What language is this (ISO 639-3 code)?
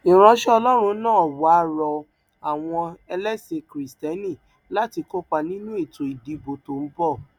yor